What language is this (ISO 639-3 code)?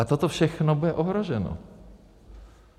ces